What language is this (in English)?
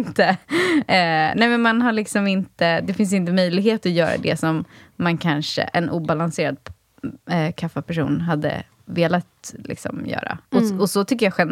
Swedish